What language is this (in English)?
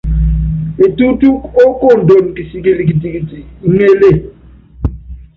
Yangben